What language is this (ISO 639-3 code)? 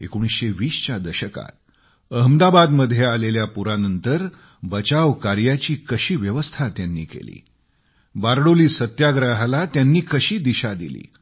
mar